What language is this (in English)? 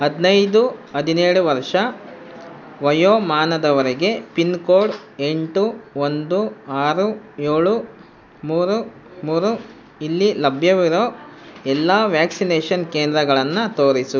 Kannada